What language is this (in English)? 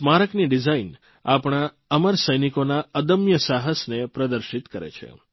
Gujarati